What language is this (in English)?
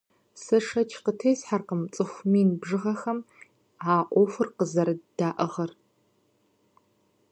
Kabardian